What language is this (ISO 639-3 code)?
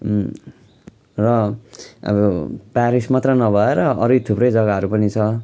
nep